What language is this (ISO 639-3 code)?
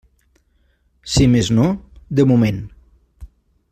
cat